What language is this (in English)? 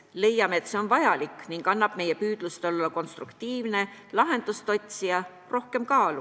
Estonian